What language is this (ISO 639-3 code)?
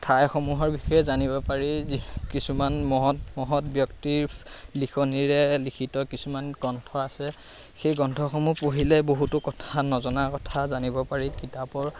asm